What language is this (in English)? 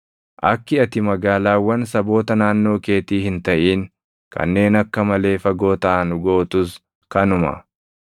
Oromo